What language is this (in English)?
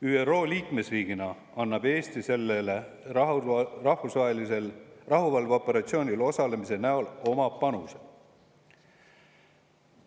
Estonian